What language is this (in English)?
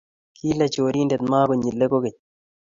Kalenjin